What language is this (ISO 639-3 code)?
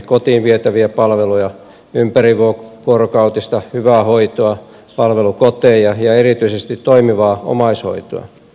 fin